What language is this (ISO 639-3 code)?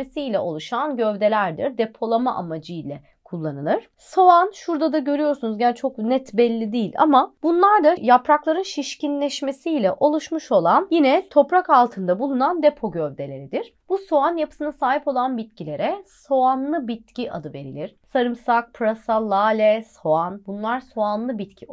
tur